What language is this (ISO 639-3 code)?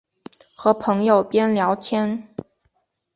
zho